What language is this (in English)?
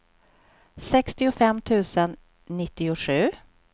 Swedish